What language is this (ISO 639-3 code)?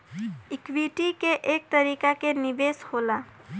bho